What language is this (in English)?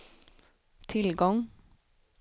Swedish